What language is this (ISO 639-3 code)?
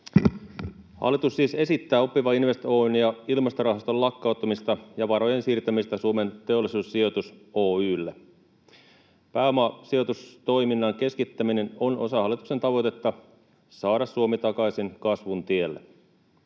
fin